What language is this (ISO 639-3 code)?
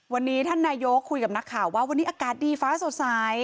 tha